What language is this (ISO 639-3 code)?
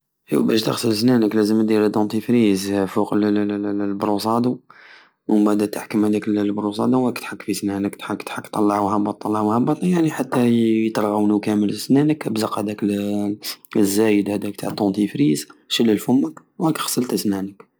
aao